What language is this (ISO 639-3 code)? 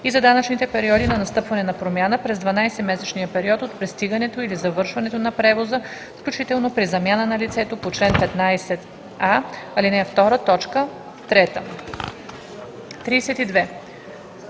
bul